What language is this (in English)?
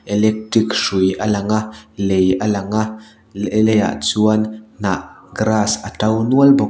Mizo